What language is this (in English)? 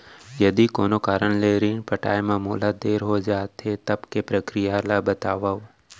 Chhattisgarhi